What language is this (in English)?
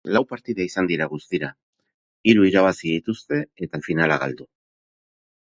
Basque